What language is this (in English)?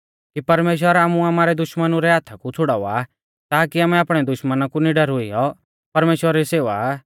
Mahasu Pahari